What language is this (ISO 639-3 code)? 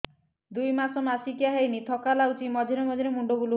ori